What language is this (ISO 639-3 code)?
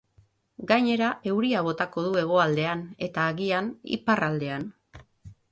eus